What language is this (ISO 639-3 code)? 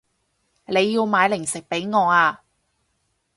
yue